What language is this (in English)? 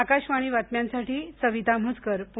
Marathi